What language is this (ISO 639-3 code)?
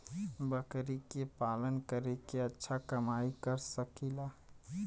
bho